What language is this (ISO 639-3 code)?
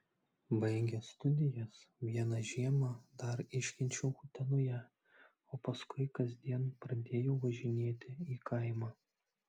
lit